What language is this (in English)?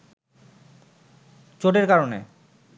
Bangla